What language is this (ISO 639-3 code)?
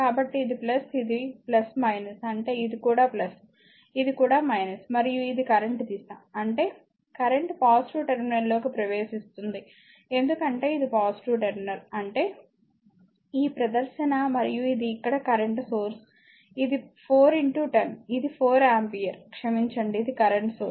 tel